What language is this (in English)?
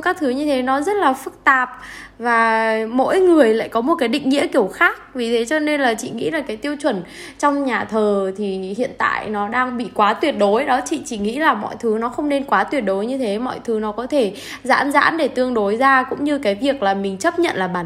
Vietnamese